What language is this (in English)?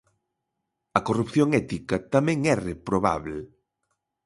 Galician